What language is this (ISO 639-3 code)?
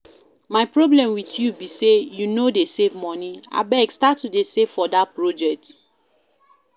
pcm